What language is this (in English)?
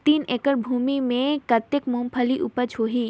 Chhattisgarhi